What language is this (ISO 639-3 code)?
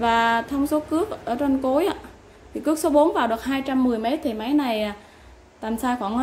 vie